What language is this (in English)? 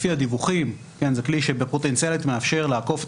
Hebrew